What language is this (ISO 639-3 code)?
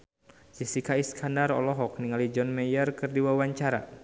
sun